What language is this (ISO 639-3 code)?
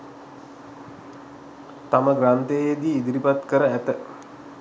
sin